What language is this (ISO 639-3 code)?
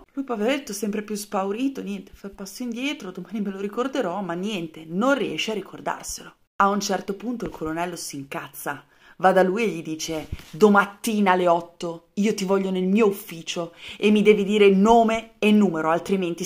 ita